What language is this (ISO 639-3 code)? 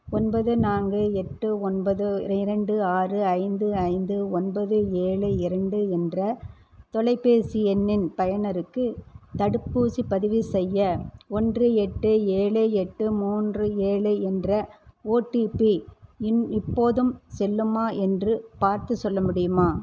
tam